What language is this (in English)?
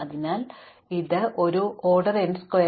Malayalam